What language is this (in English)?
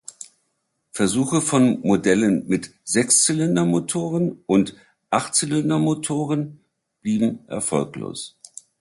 German